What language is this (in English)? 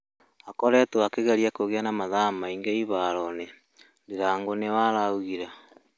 Kikuyu